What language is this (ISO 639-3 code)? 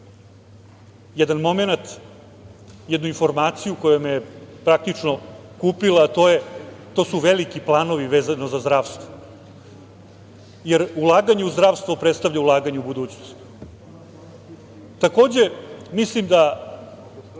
srp